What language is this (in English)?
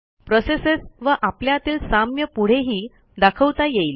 Marathi